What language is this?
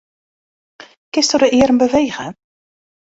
Western Frisian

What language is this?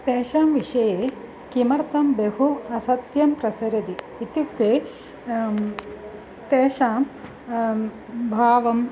Sanskrit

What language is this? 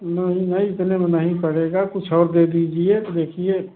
Hindi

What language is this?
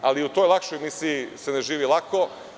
Serbian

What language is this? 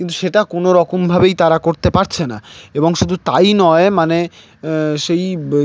Bangla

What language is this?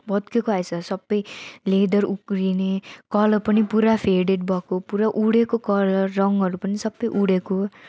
Nepali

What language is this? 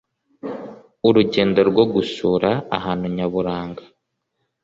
Kinyarwanda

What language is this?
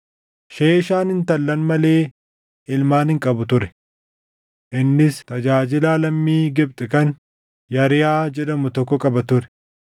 Oromo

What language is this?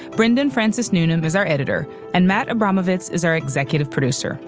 English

